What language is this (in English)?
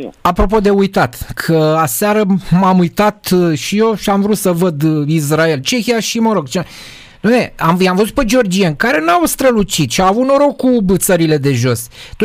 Romanian